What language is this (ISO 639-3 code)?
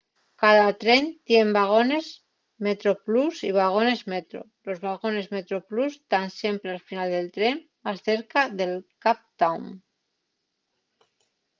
ast